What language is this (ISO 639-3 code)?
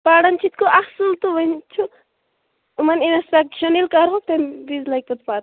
kas